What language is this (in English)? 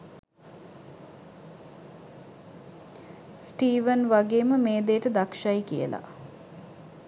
Sinhala